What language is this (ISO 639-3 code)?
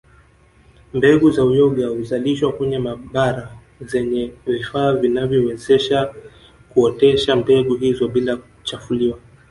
swa